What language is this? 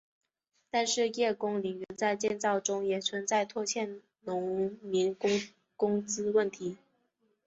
Chinese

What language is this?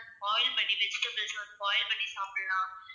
Tamil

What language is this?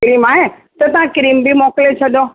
Sindhi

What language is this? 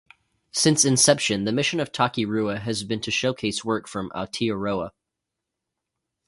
English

